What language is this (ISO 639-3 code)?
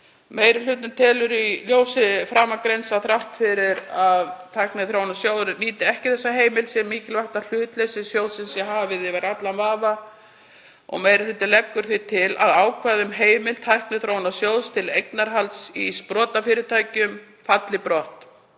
isl